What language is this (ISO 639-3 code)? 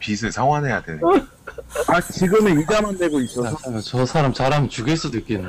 kor